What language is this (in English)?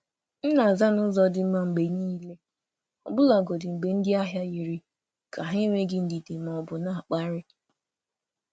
Igbo